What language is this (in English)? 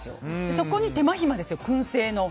Japanese